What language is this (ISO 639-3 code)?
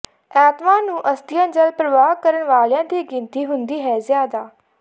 pan